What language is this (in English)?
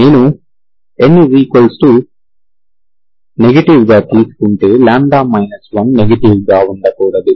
Telugu